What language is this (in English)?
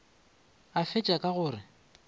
Northern Sotho